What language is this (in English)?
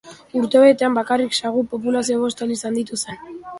Basque